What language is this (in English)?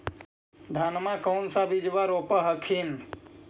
Magahi